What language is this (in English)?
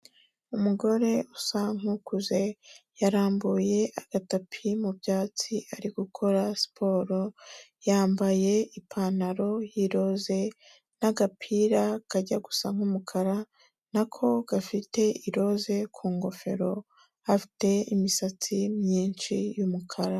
Kinyarwanda